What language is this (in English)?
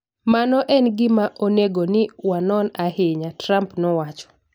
Luo (Kenya and Tanzania)